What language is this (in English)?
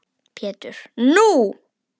Icelandic